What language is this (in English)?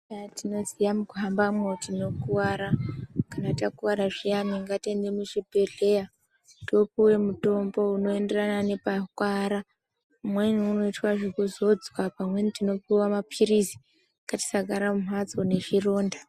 Ndau